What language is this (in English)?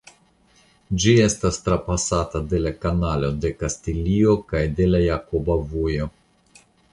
Esperanto